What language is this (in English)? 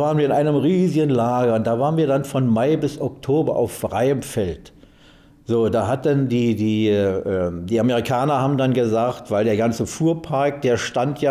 German